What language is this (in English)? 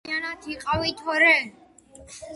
Georgian